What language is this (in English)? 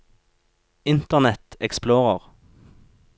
Norwegian